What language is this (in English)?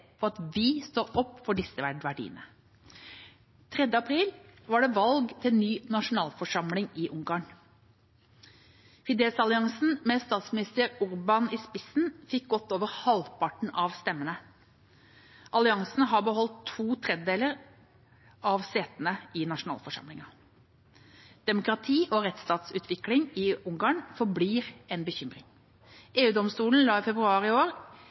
Norwegian Bokmål